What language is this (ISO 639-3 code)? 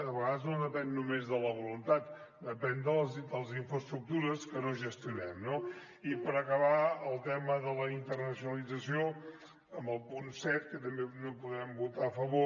cat